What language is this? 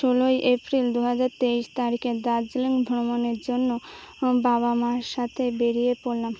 Bangla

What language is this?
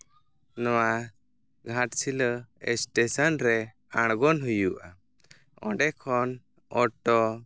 Santali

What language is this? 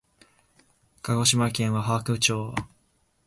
Japanese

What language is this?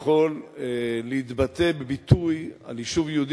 Hebrew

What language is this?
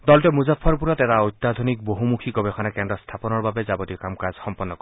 Assamese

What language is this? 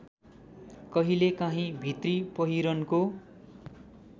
Nepali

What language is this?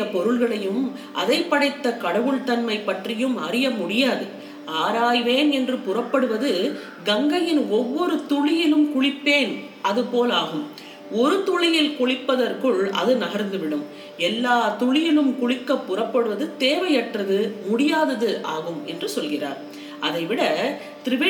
Tamil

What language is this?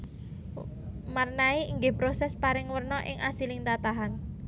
Javanese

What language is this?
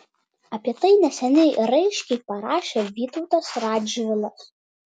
Lithuanian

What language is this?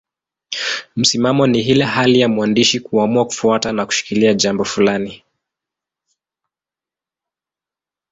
Swahili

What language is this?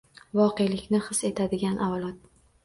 Uzbek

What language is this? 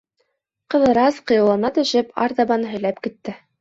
Bashkir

